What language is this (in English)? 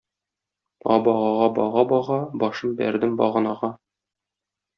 Tatar